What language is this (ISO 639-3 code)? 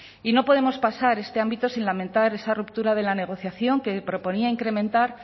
spa